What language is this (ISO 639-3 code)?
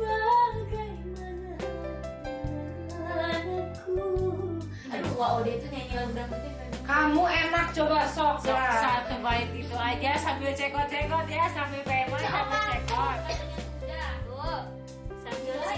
ind